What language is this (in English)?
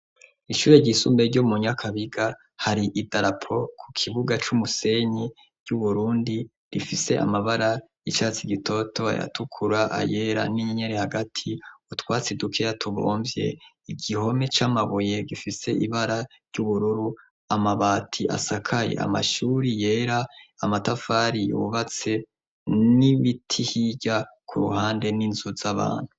Rundi